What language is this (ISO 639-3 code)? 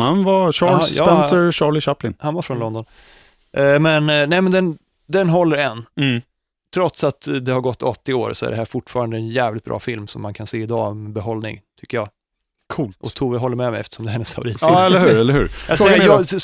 swe